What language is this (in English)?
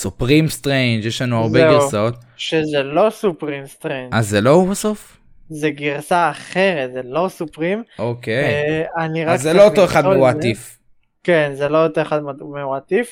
Hebrew